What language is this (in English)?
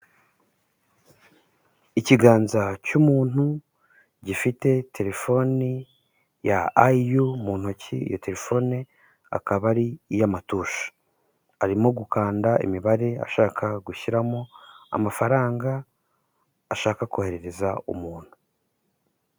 Kinyarwanda